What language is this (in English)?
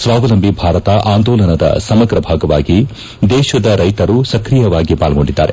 Kannada